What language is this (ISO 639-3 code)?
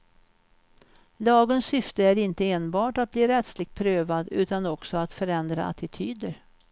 swe